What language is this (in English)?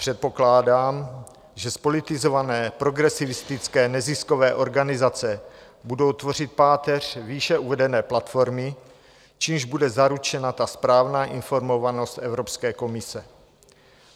Czech